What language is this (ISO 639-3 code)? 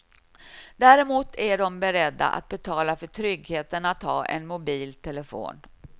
swe